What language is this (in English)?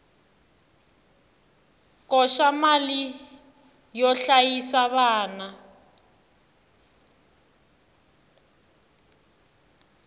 Tsonga